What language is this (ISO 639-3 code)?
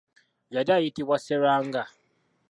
lug